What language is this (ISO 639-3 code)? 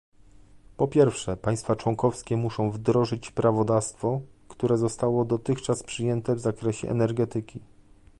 pol